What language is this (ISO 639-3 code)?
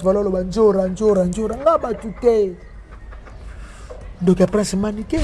fra